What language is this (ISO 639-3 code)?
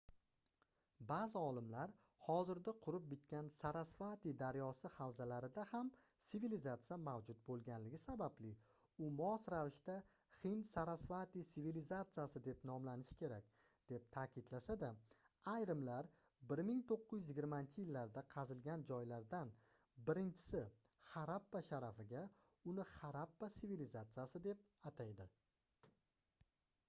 uzb